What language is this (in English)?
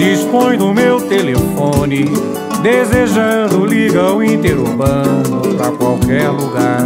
Portuguese